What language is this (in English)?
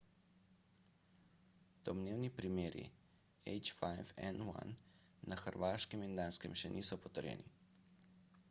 Slovenian